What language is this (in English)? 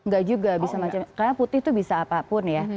Indonesian